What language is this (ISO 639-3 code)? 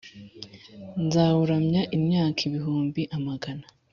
kin